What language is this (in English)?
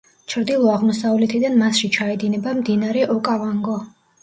Georgian